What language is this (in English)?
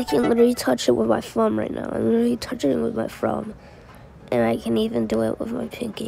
English